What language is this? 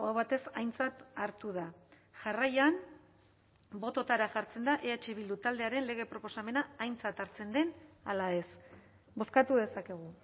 Basque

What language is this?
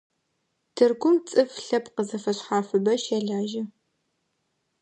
Adyghe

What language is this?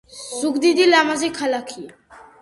Georgian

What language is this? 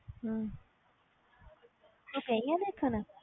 Punjabi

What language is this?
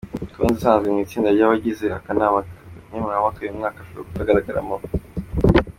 Kinyarwanda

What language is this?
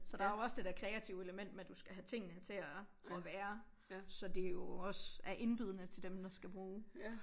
Danish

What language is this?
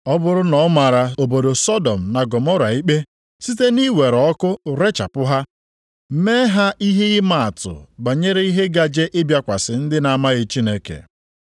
Igbo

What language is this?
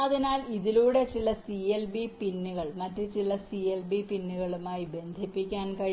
Malayalam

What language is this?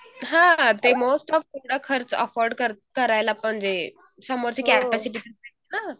Marathi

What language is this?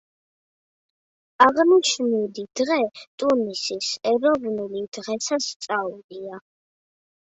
Georgian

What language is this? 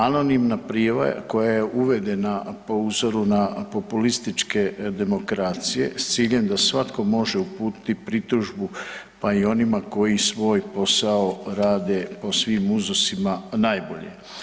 Croatian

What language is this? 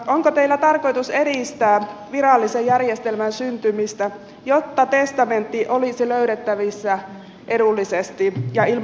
Finnish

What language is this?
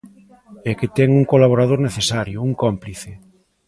Galician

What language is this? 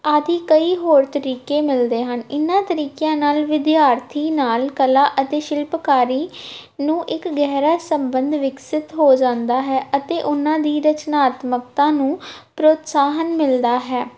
Punjabi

